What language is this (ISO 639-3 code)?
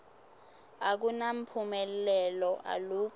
ssw